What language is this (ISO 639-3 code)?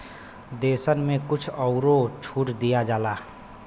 bho